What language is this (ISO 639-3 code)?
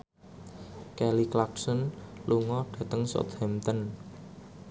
jav